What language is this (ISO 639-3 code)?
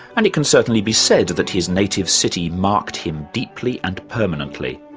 eng